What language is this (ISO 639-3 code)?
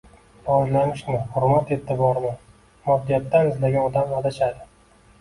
uzb